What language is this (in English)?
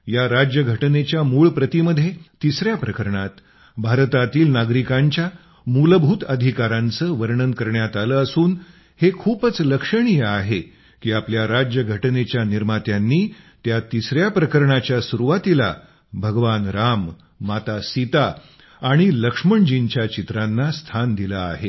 Marathi